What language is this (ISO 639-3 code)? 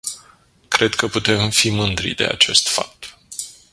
ron